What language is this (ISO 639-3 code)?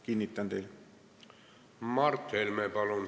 est